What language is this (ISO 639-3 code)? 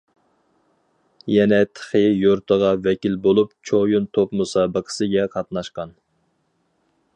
uig